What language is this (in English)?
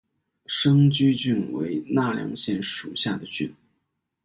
Chinese